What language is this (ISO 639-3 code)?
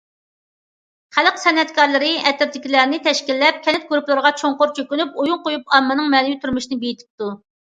uig